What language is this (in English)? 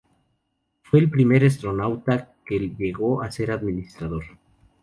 Spanish